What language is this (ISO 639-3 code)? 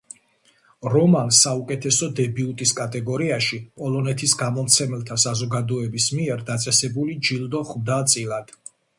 kat